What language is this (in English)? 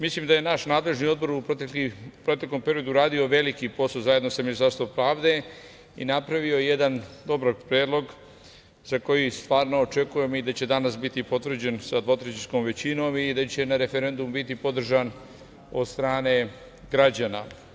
Serbian